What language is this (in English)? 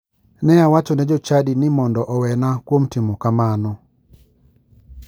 Luo (Kenya and Tanzania)